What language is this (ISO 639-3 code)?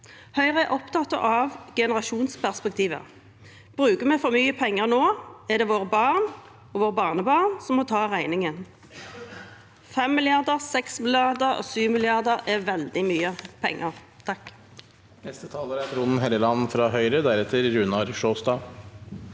nor